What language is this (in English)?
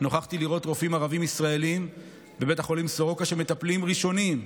Hebrew